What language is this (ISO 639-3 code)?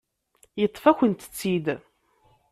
kab